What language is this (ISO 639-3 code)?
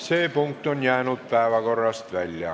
est